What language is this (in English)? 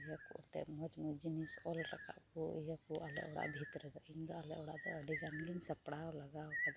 Santali